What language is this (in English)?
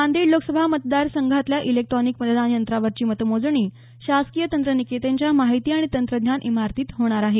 Marathi